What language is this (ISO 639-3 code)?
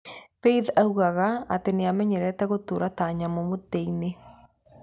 kik